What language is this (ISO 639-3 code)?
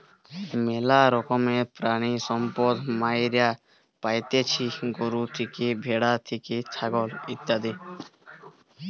ben